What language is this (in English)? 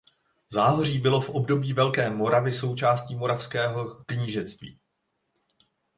Czech